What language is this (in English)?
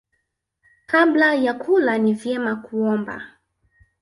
Swahili